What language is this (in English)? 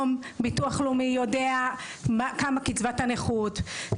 Hebrew